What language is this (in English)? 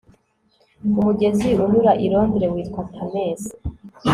Kinyarwanda